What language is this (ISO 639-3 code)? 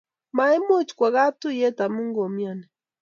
kln